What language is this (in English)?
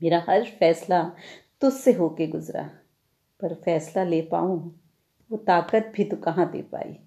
Hindi